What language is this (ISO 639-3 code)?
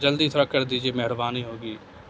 urd